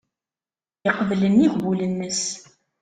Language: Kabyle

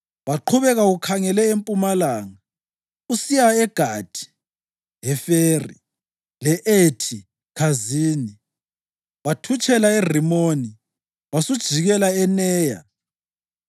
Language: North Ndebele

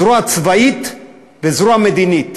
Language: Hebrew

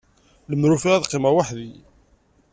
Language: Kabyle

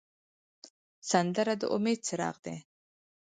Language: Pashto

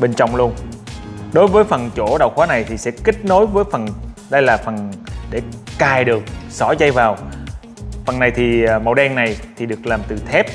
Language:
Vietnamese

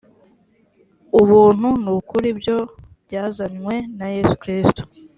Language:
Kinyarwanda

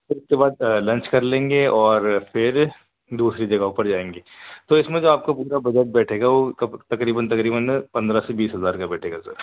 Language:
Urdu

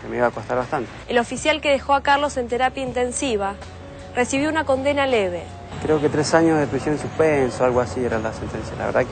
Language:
Spanish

